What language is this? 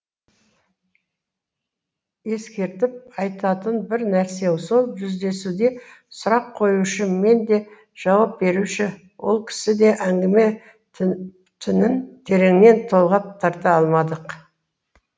Kazakh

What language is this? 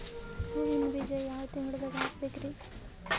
Kannada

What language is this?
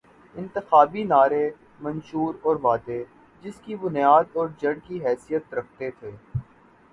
Urdu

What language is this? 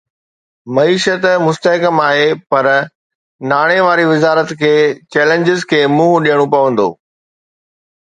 Sindhi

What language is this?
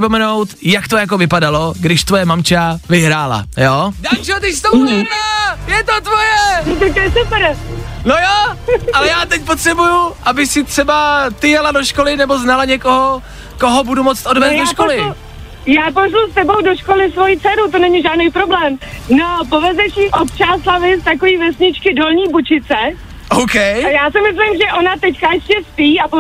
Czech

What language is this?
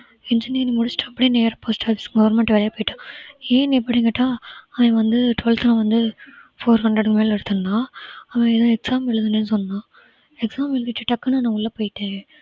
Tamil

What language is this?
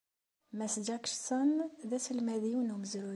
Kabyle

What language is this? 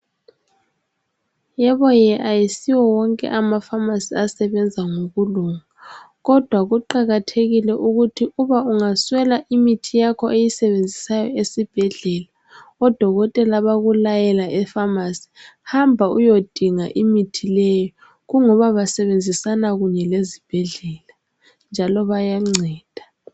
North Ndebele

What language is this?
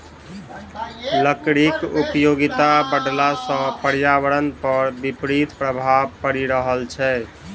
Maithili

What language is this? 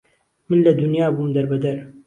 Central Kurdish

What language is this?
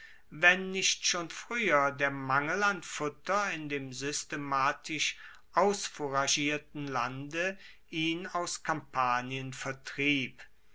German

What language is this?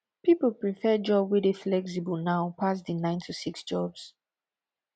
Nigerian Pidgin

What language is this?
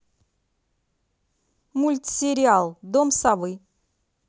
Russian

